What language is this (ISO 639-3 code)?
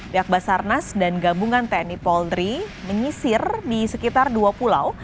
ind